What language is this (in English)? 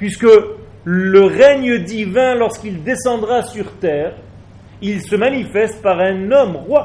French